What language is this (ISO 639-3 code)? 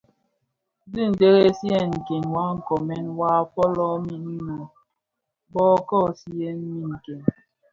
ksf